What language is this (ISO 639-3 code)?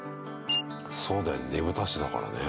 jpn